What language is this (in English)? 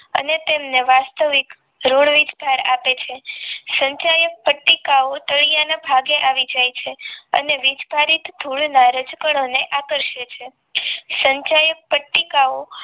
Gujarati